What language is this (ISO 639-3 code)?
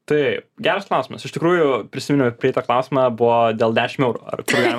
lit